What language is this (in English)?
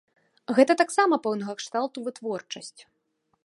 Belarusian